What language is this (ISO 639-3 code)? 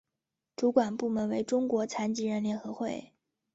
zho